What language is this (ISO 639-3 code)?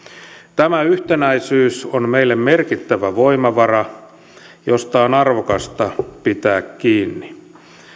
fin